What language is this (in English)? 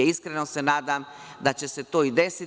Serbian